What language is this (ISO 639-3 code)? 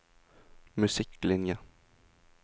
nor